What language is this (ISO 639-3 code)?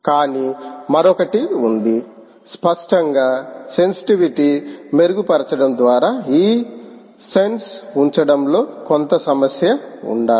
tel